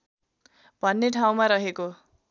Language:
Nepali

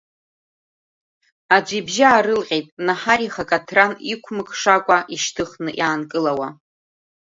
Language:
Abkhazian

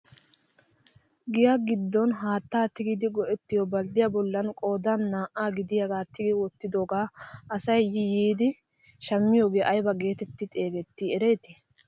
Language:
Wolaytta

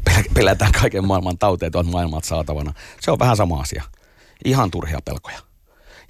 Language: Finnish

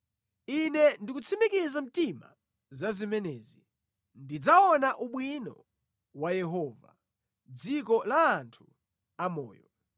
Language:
Nyanja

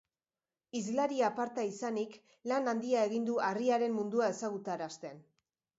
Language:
Basque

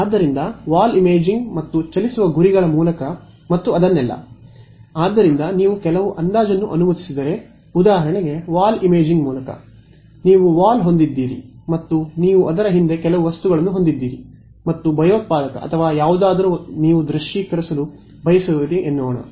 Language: Kannada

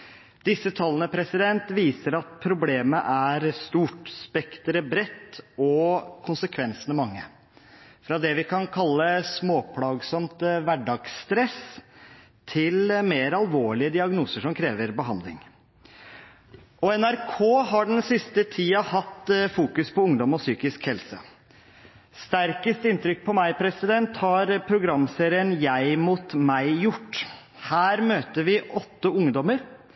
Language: Norwegian Bokmål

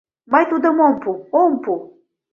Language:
Mari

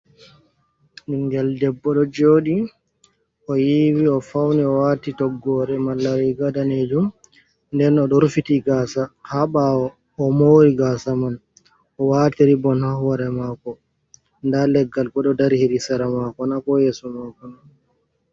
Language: Fula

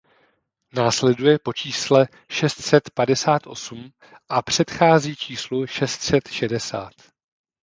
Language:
Czech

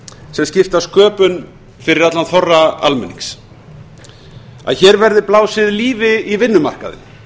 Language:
Icelandic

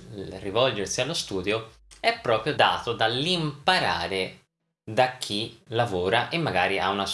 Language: Italian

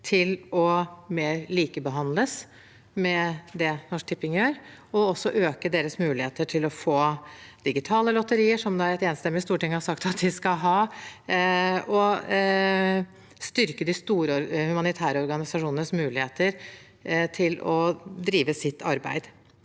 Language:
Norwegian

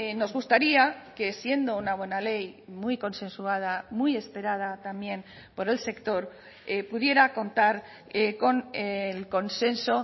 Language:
Spanish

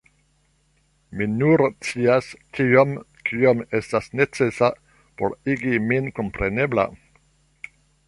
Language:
Esperanto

